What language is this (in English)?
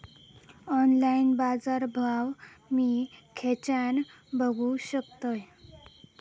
Marathi